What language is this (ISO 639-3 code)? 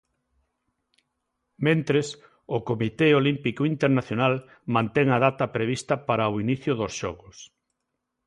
glg